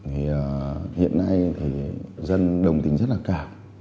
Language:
Vietnamese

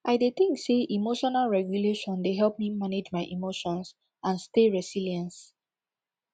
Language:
Nigerian Pidgin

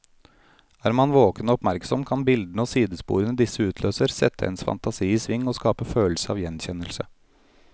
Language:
Norwegian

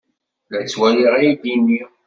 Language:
Kabyle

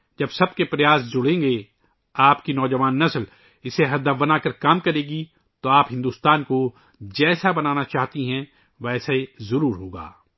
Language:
Urdu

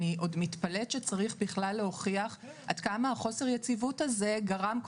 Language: Hebrew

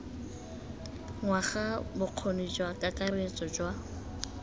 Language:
Tswana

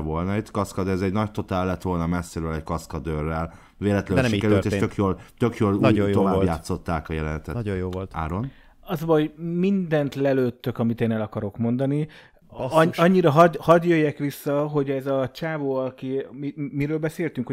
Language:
Hungarian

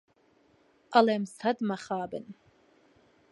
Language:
Central Kurdish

